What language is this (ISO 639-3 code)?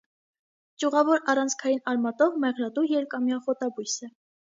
hye